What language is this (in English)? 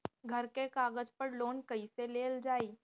Bhojpuri